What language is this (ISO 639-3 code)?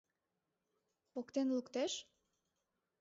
chm